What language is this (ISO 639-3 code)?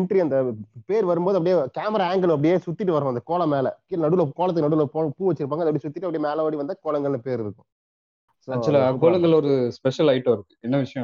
tam